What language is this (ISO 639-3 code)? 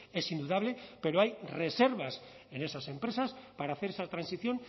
spa